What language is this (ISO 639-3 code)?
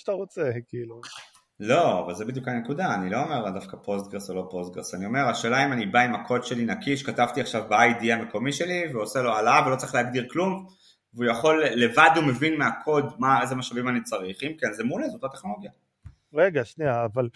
heb